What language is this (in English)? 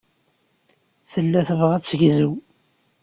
Kabyle